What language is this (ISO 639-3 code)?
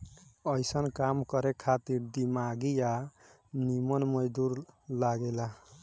bho